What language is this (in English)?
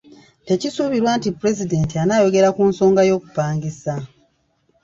Ganda